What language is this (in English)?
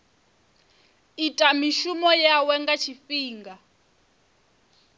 Venda